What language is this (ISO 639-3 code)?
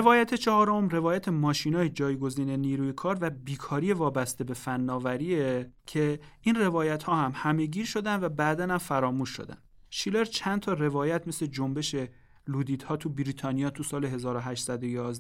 fas